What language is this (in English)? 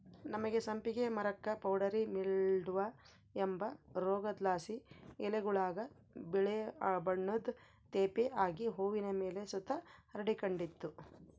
Kannada